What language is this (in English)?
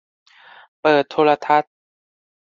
Thai